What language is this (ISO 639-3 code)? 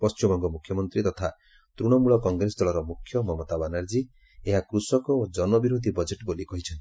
ori